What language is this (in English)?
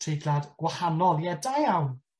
Welsh